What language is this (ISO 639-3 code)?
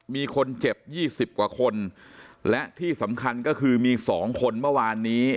tha